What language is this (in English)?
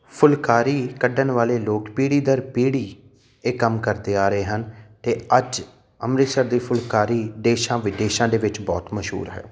Punjabi